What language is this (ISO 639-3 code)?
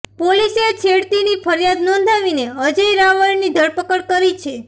guj